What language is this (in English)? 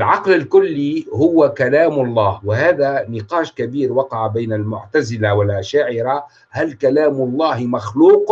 Arabic